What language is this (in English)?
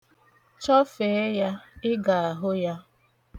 Igbo